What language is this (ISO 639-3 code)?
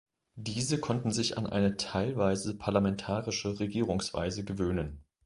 deu